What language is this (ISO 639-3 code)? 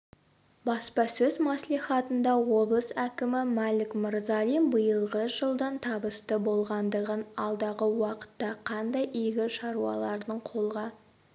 kaz